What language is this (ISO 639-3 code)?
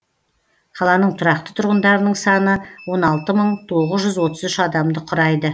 kaz